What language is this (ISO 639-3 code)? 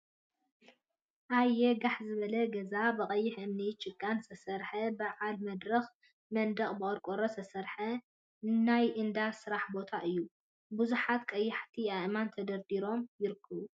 tir